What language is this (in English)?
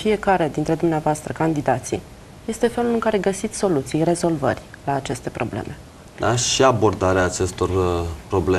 Romanian